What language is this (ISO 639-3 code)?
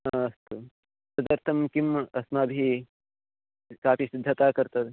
san